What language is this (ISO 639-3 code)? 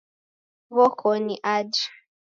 dav